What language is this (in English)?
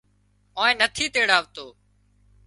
Wadiyara Koli